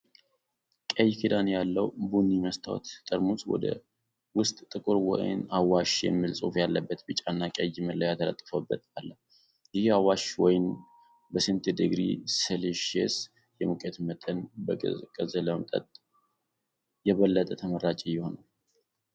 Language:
Amharic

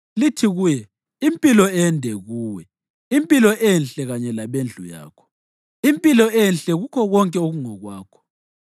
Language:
North Ndebele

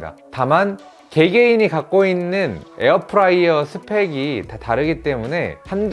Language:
Korean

